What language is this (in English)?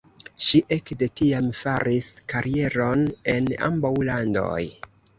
Esperanto